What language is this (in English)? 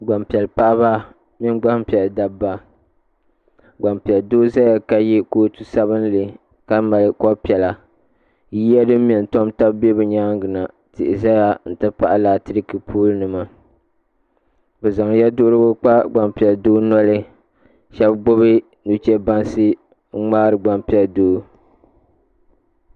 Dagbani